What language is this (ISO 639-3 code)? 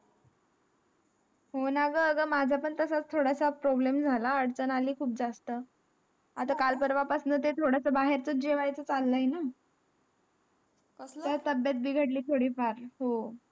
mar